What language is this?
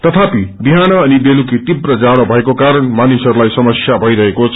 Nepali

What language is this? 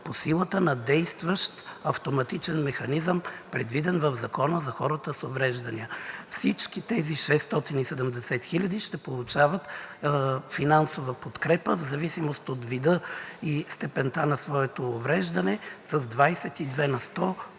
Bulgarian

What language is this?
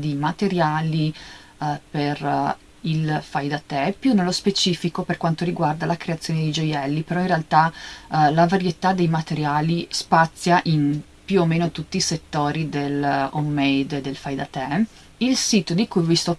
Italian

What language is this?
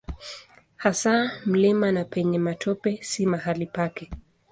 Swahili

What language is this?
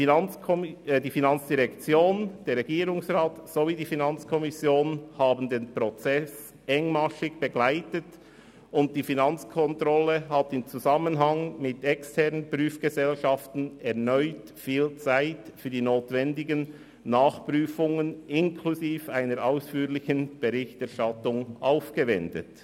Swiss German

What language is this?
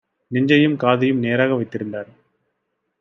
Tamil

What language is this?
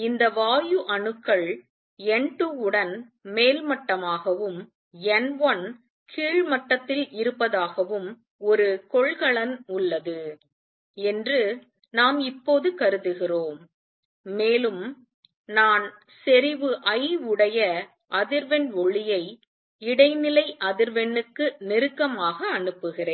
Tamil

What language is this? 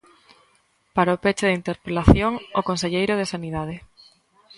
Galician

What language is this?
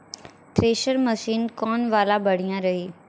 Bhojpuri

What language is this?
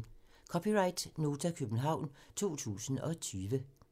Danish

